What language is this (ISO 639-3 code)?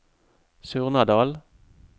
nor